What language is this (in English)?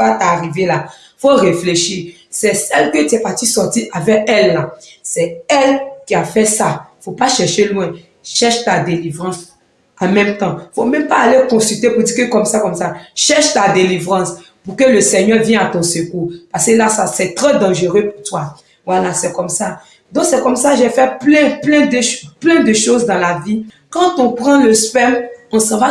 French